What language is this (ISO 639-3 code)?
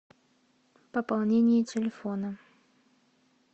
rus